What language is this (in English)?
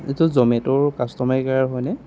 Assamese